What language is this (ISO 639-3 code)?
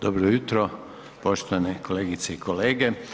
hrv